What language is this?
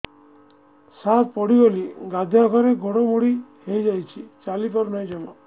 Odia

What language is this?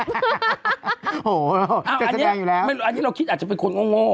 Thai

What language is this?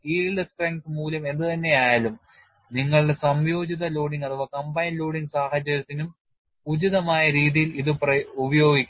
Malayalam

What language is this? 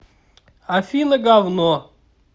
Russian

